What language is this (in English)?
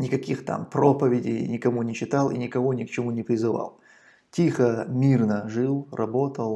Russian